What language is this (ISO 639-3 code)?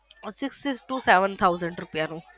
guj